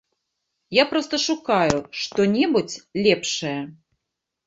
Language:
Belarusian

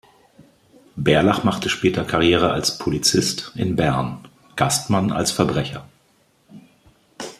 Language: German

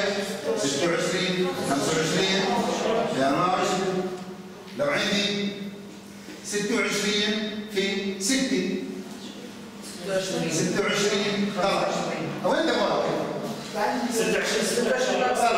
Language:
Arabic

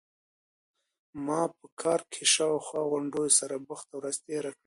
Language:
Pashto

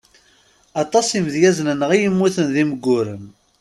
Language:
Kabyle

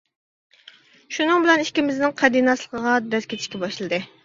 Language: Uyghur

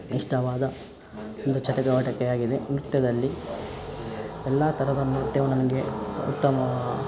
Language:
Kannada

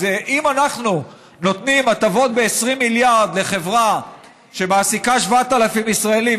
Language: Hebrew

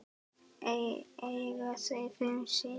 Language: Icelandic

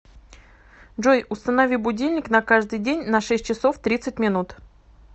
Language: Russian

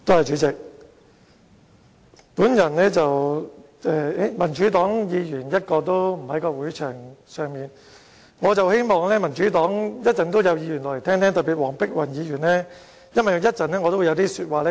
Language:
Cantonese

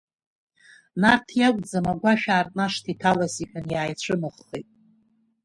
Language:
Abkhazian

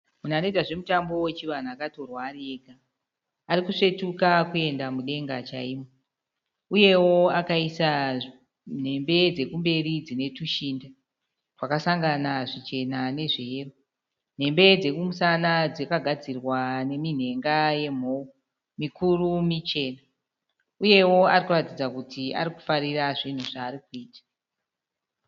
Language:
Shona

